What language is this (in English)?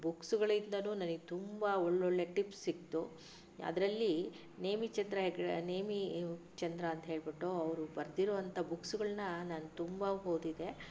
Kannada